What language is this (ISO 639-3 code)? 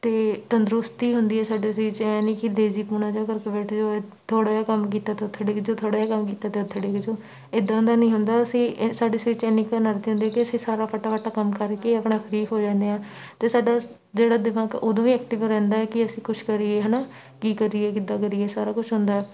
pan